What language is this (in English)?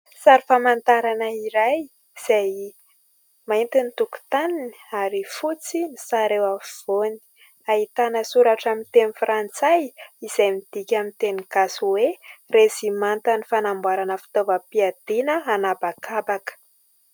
Malagasy